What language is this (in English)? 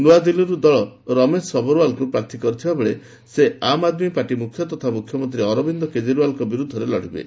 Odia